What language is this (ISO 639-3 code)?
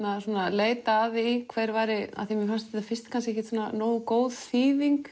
isl